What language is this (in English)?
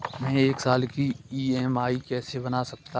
Hindi